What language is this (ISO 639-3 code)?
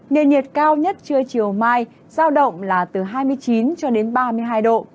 vie